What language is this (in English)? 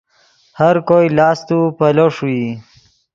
Yidgha